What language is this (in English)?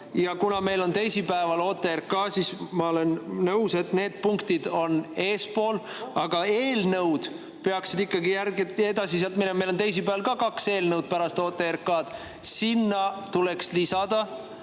Estonian